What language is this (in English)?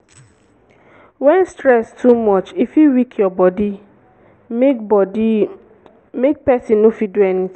Nigerian Pidgin